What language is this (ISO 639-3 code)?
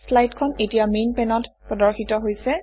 asm